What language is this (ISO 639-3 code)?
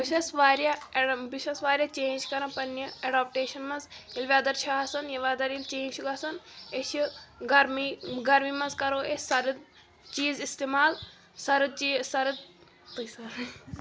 kas